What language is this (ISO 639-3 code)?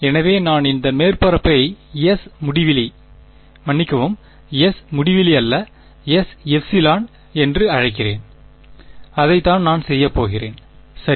tam